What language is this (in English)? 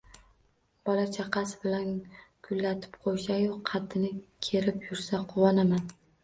Uzbek